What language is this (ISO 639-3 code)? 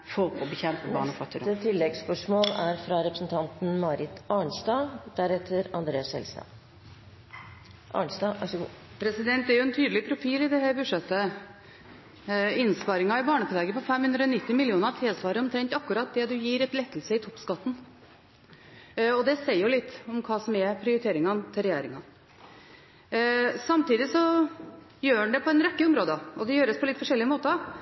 nor